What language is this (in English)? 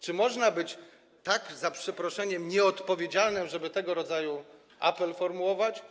Polish